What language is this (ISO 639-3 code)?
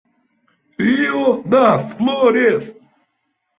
por